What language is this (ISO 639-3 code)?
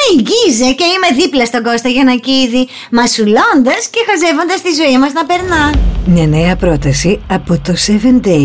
ell